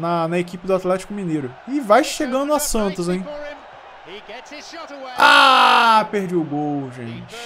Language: Portuguese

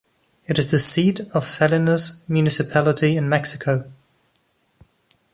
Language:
English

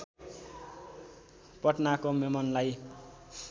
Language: Nepali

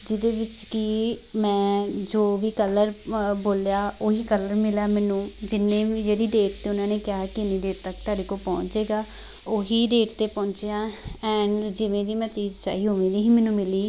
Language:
Punjabi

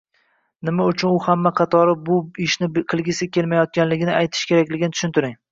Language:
Uzbek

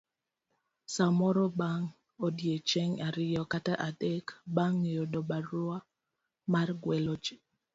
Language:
Luo (Kenya and Tanzania)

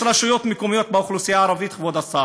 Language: Hebrew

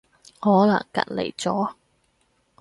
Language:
Cantonese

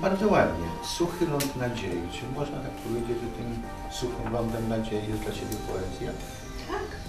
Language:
Polish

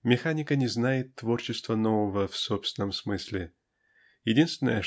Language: Russian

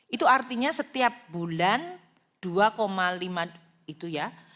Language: Indonesian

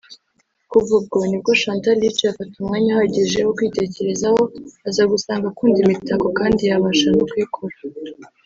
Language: Kinyarwanda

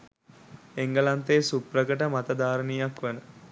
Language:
Sinhala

